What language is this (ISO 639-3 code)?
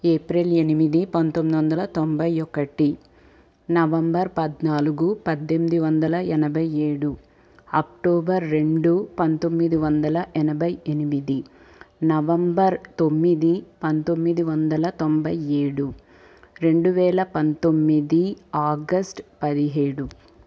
tel